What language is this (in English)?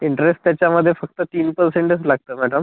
Marathi